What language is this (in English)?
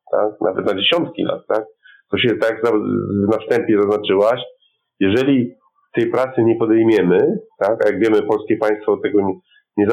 Polish